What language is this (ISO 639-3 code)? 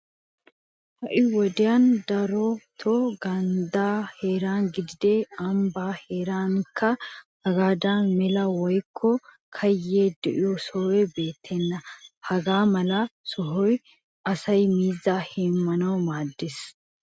wal